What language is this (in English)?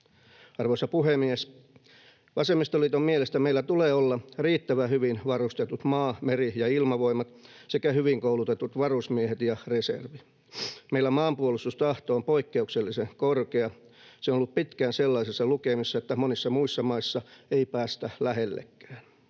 Finnish